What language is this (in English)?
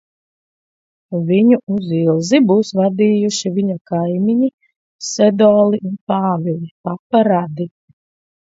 Latvian